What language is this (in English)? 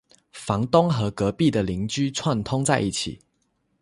Chinese